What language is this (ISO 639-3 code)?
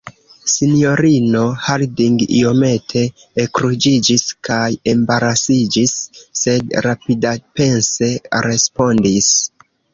epo